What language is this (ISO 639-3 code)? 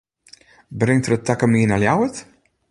fry